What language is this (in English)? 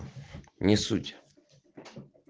Russian